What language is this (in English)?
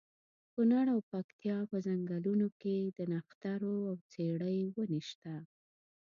Pashto